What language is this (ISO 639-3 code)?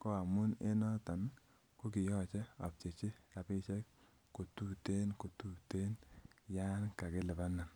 kln